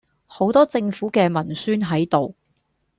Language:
Cantonese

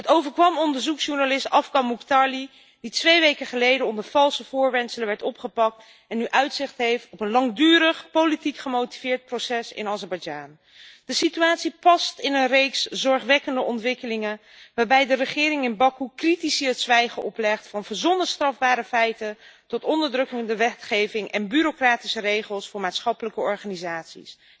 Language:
Dutch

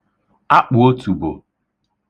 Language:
Igbo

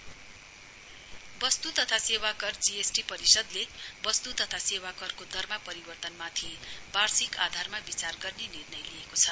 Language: Nepali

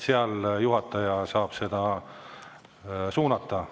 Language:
Estonian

